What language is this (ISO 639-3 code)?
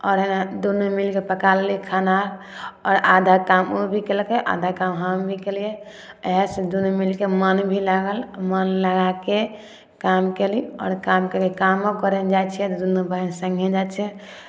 mai